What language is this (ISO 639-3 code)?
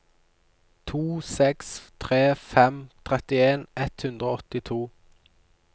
nor